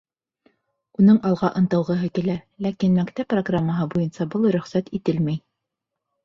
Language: Bashkir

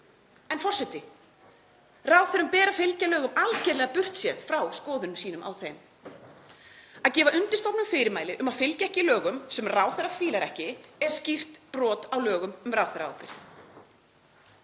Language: Icelandic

